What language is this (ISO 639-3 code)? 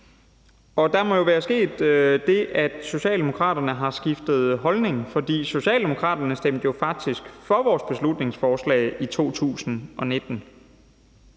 dan